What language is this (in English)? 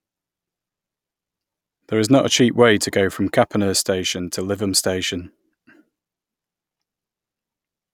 English